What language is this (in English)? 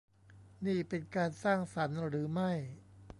Thai